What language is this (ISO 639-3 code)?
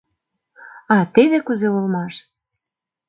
chm